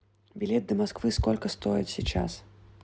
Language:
Russian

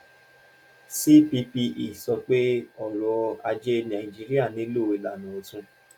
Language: Yoruba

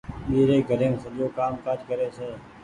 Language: Goaria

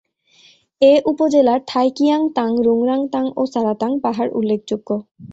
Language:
Bangla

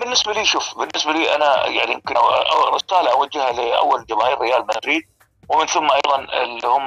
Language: Arabic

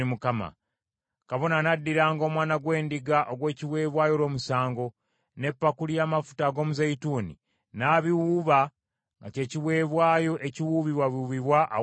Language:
Ganda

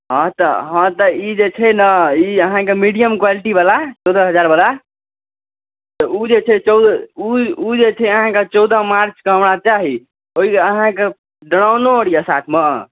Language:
Maithili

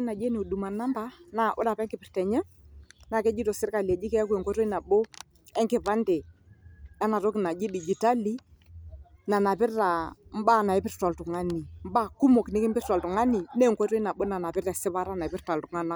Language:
Masai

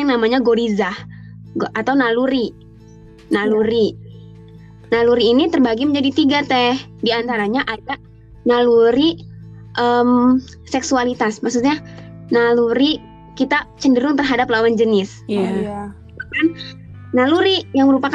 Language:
Indonesian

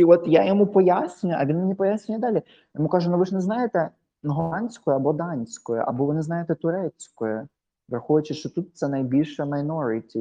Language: Ukrainian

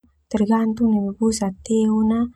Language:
Termanu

